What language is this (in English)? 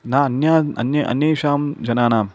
Sanskrit